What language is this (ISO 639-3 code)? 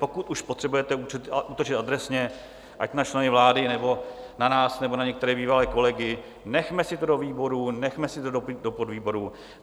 ces